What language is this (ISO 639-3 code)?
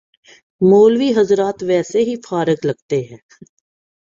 urd